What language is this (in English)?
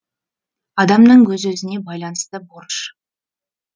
Kazakh